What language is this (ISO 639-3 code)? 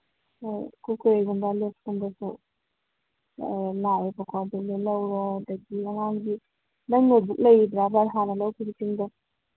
mni